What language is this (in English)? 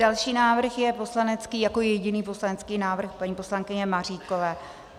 Czech